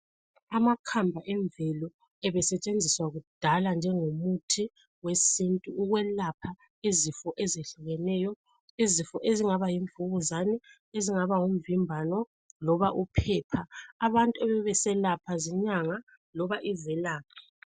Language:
North Ndebele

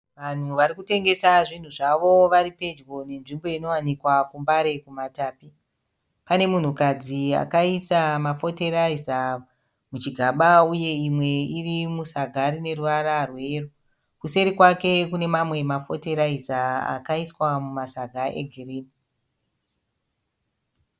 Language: Shona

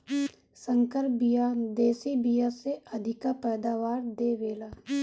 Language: Bhojpuri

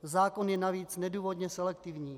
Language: Czech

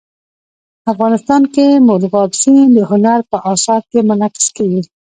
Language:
Pashto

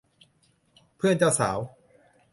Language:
Thai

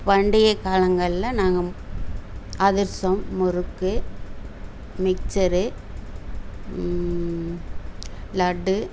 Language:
Tamil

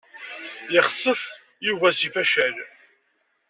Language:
Kabyle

